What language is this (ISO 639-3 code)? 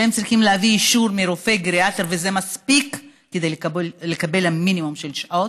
heb